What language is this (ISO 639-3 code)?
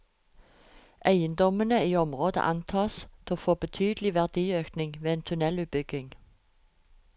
nor